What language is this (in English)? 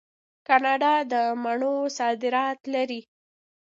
Pashto